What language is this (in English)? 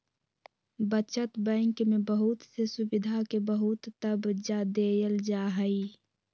Magahi